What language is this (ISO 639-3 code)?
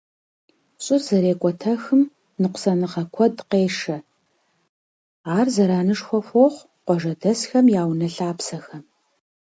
kbd